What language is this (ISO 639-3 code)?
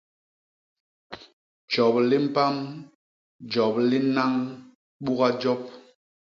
bas